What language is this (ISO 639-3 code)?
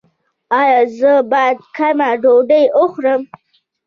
pus